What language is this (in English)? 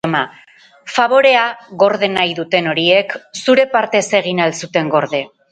Basque